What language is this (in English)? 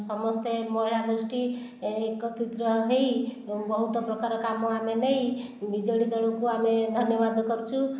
Odia